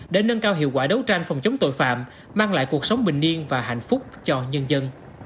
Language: Vietnamese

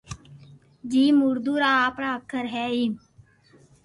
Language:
Loarki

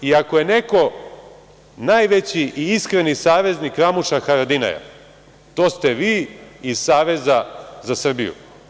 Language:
Serbian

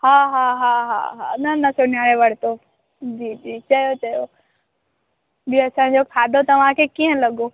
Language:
Sindhi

